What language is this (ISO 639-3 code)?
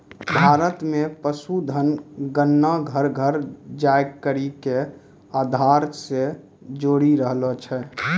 mai